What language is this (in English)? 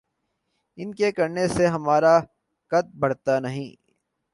Urdu